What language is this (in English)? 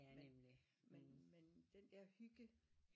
Danish